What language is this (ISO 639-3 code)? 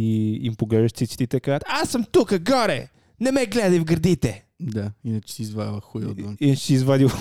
bul